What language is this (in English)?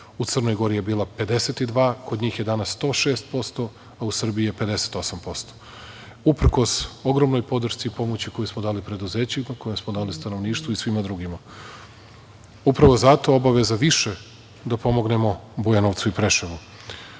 Serbian